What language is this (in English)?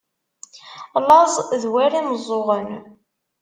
Kabyle